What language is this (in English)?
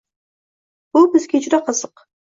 Uzbek